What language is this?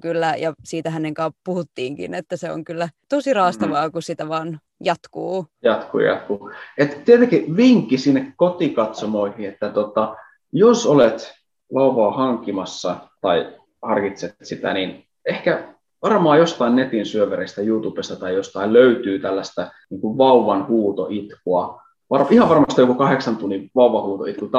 Finnish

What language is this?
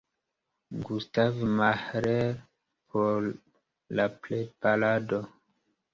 Esperanto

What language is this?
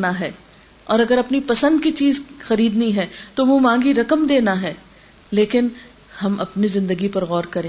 Urdu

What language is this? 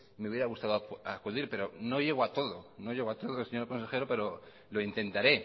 Spanish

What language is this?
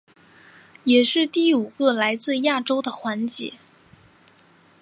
Chinese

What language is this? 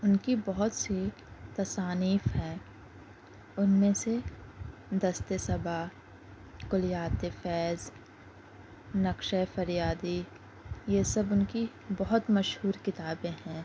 Urdu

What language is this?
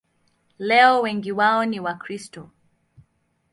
Swahili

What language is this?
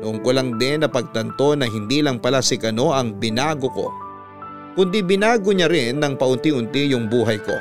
Filipino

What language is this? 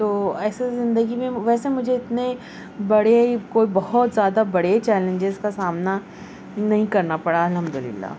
Urdu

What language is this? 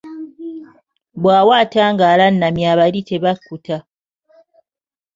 Ganda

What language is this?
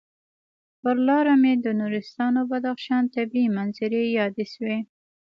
Pashto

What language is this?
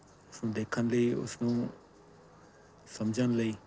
Punjabi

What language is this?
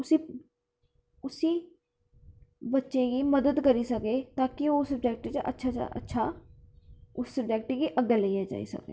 Dogri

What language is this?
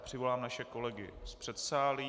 Czech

